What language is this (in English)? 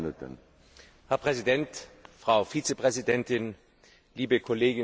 German